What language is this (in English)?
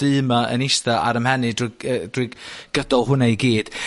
Welsh